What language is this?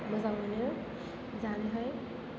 Bodo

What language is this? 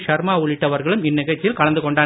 Tamil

